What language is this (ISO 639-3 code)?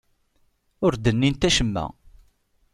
kab